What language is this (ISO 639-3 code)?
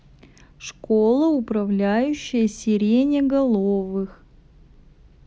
rus